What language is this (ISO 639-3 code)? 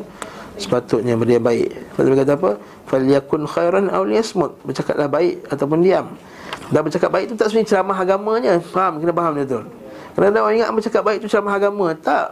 msa